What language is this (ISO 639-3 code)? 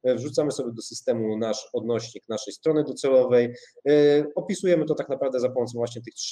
pol